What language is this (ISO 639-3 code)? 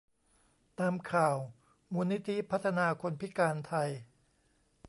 tha